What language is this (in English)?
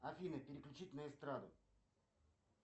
Russian